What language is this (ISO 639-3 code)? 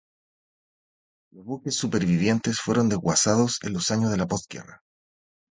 spa